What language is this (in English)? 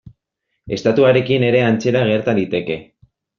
Basque